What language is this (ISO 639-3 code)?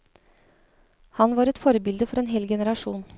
nor